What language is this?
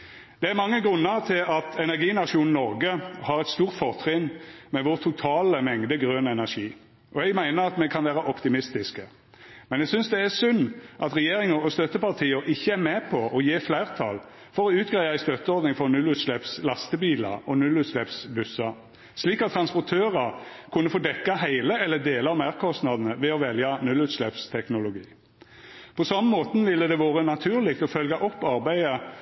Norwegian Nynorsk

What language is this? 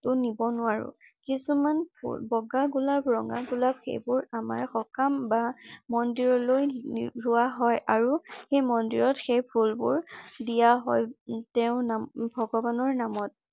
Assamese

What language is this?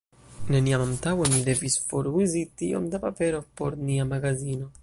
Esperanto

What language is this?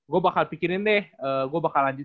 Indonesian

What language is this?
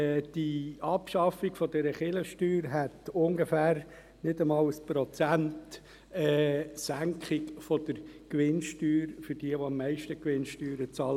Swiss German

